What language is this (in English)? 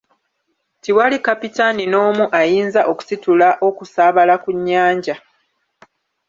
Ganda